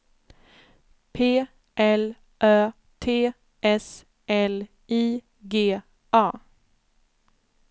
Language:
Swedish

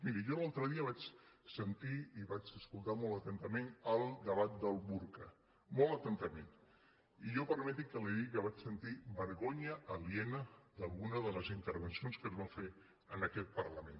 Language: Catalan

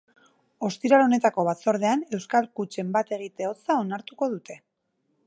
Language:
Basque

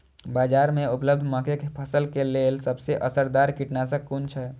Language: Maithili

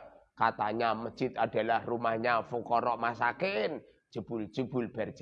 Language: Indonesian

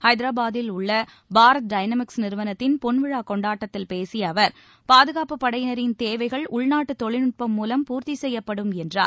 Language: Tamil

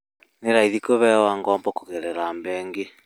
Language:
Kikuyu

